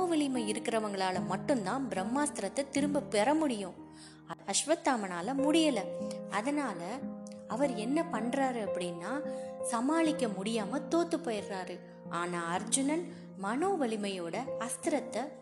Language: Tamil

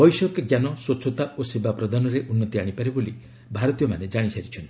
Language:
Odia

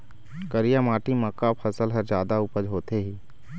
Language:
Chhattisgarhi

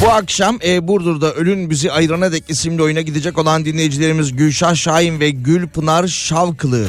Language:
Turkish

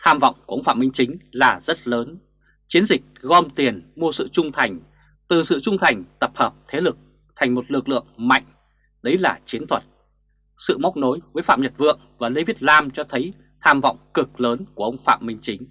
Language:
Vietnamese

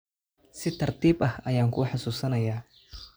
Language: Somali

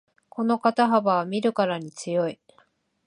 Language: Japanese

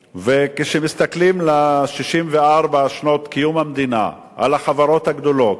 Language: Hebrew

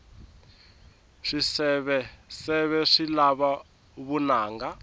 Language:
Tsonga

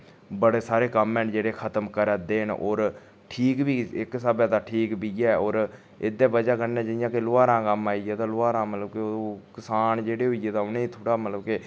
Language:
Dogri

